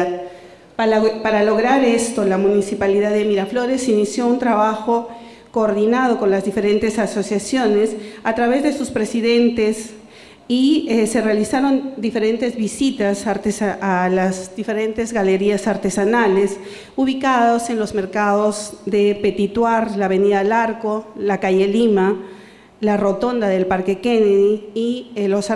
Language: Spanish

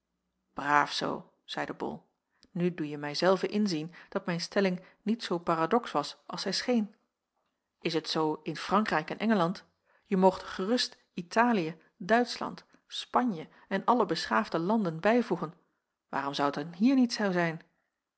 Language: Dutch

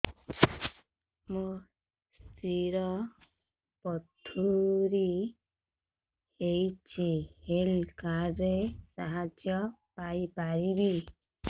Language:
Odia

